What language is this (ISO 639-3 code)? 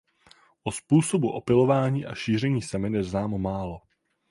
ces